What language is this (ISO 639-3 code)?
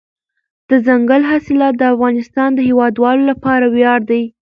pus